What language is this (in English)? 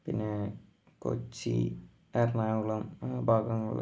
Malayalam